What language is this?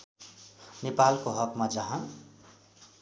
Nepali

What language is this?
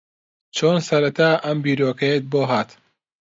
Central Kurdish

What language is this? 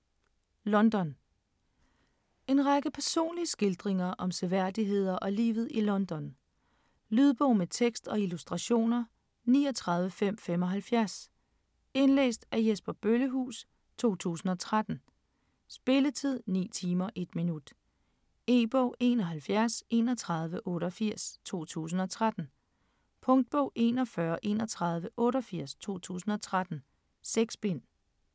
Danish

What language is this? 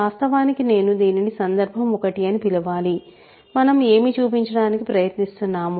Telugu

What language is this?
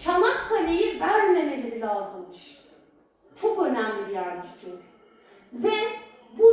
Turkish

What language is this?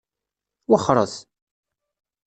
Kabyle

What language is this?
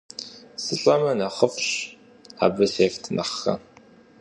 Kabardian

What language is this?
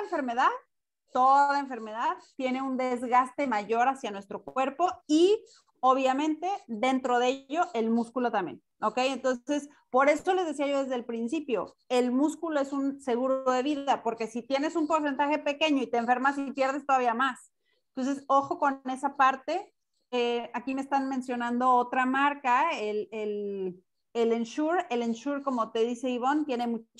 Spanish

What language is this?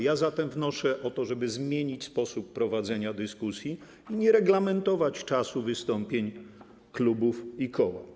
Polish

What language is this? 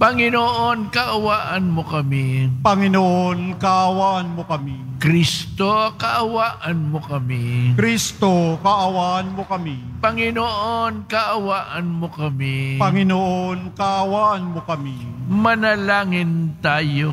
Filipino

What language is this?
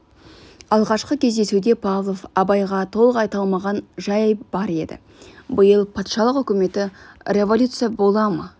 Kazakh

